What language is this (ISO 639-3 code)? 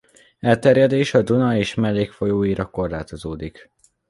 hun